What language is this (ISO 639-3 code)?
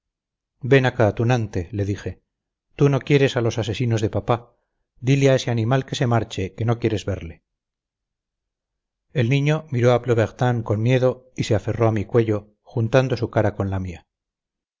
spa